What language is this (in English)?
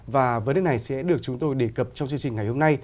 Vietnamese